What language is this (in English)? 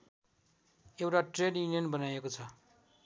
Nepali